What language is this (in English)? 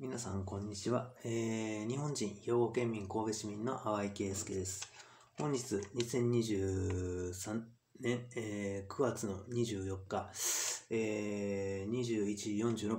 Japanese